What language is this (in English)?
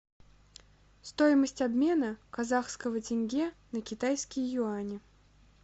Russian